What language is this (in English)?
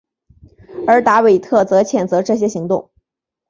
Chinese